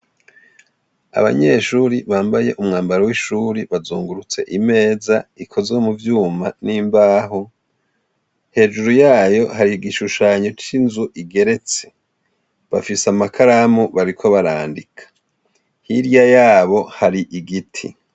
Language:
Rundi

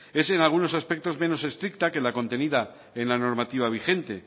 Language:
Spanish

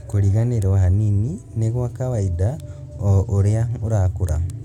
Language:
Kikuyu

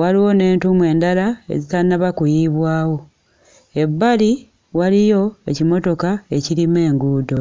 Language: Ganda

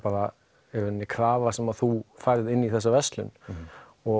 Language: Icelandic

